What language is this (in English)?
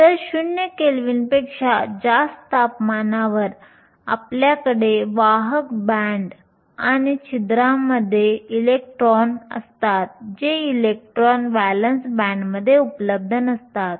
Marathi